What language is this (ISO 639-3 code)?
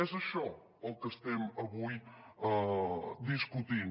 cat